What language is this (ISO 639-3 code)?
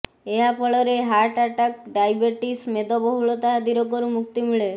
ori